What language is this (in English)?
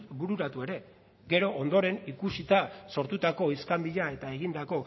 Basque